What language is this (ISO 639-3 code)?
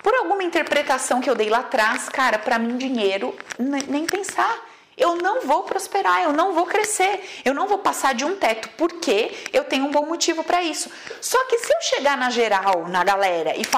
por